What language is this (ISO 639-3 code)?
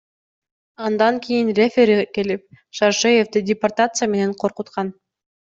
kir